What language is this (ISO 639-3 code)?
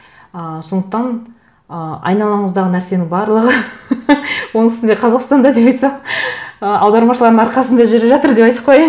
kaz